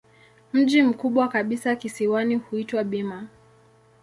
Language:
Swahili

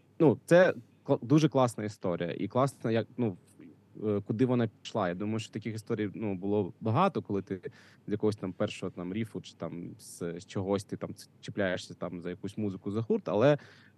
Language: Ukrainian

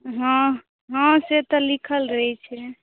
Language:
Maithili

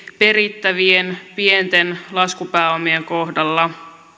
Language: Finnish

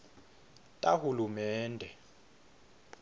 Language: Swati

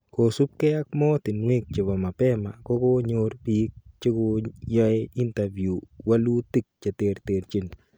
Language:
Kalenjin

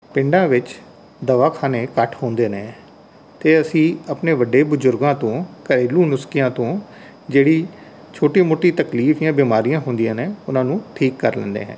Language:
Punjabi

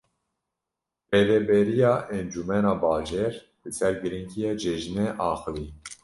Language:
Kurdish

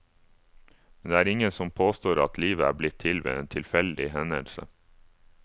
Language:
Norwegian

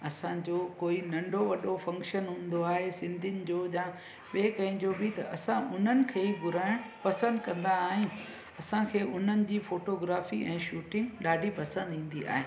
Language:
Sindhi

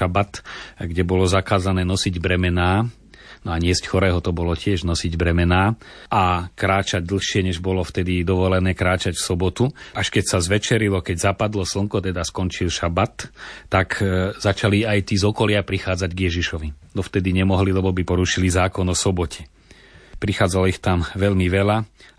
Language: Slovak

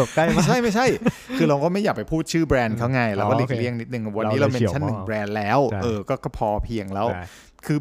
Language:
Thai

